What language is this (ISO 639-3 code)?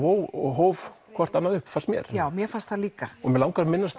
isl